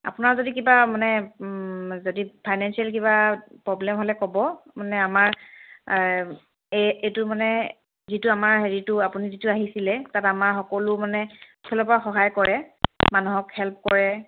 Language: Assamese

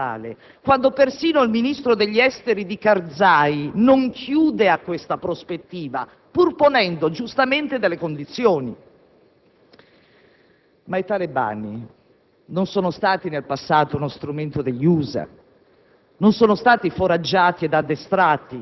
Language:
Italian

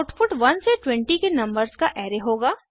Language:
Hindi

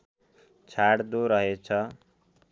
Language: Nepali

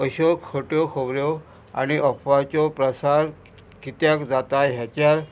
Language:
Konkani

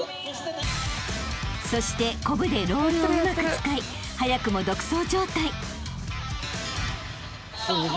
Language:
Japanese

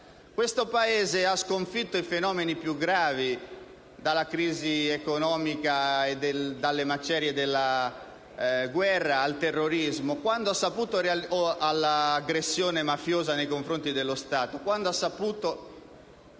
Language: Italian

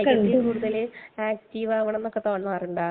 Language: Malayalam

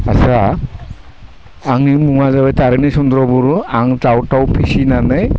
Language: Bodo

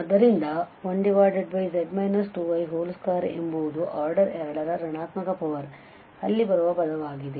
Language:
Kannada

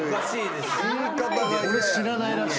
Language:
Japanese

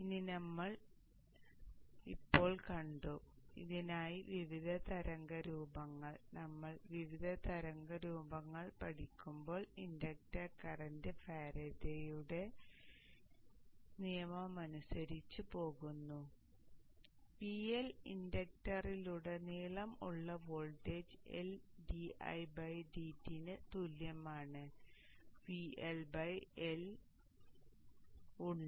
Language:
Malayalam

